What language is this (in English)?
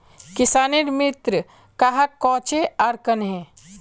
Magahi